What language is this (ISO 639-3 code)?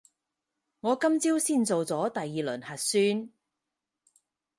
yue